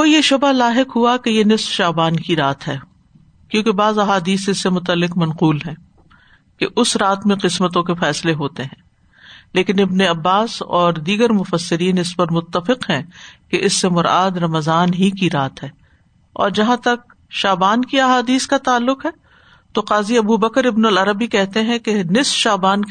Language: Urdu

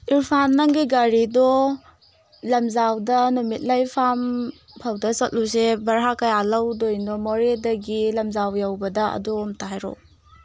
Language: Manipuri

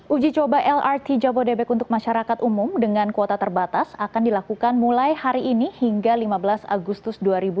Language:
Indonesian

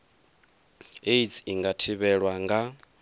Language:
Venda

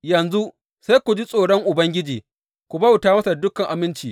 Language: Hausa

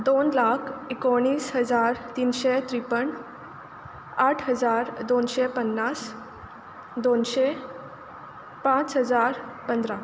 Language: Konkani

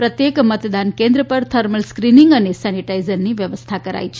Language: Gujarati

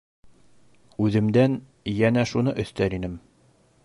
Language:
Bashkir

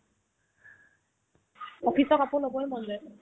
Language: Assamese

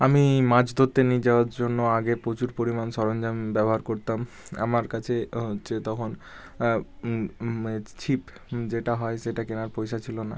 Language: Bangla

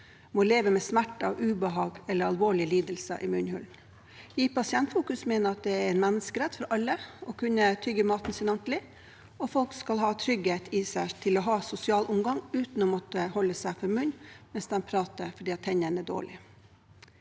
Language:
Norwegian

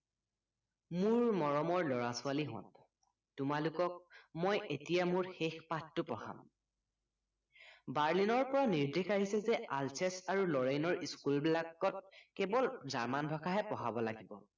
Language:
Assamese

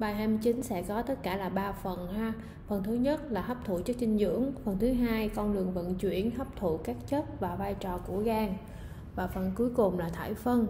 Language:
Vietnamese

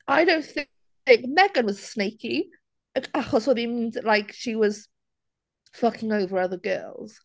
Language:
Welsh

